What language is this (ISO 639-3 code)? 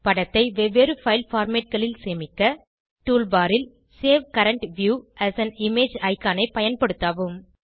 tam